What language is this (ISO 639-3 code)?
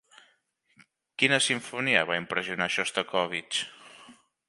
cat